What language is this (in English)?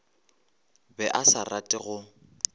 Northern Sotho